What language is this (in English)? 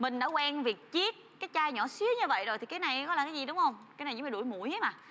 Vietnamese